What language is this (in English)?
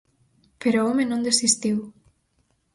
Galician